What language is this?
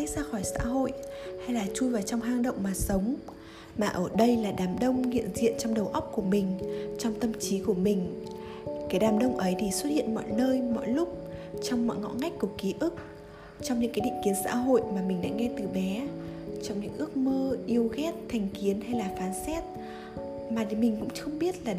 Vietnamese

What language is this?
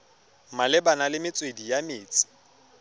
Tswana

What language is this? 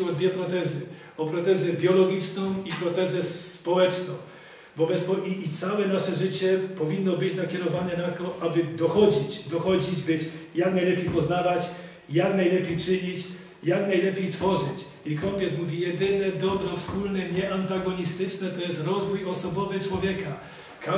Polish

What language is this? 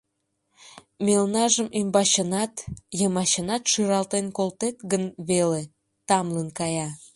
Mari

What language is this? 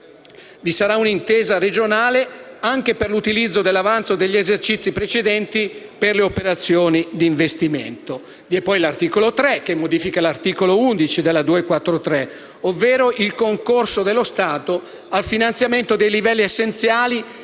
Italian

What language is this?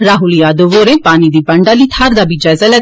Dogri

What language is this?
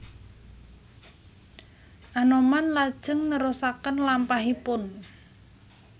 Javanese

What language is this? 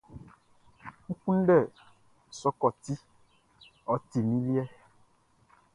Baoulé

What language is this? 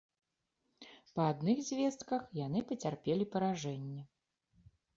Belarusian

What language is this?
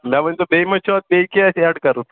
Kashmiri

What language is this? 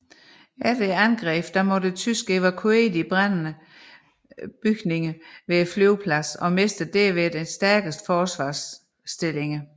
Danish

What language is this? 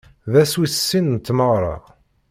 Kabyle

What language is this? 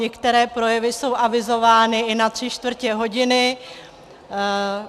Czech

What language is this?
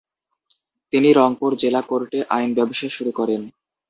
Bangla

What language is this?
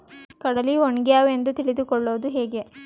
Kannada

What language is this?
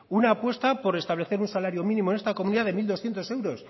Spanish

